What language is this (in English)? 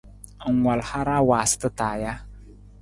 Nawdm